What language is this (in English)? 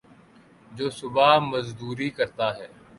Urdu